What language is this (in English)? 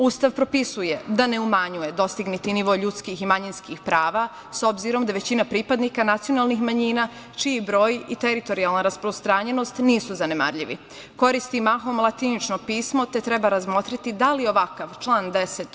Serbian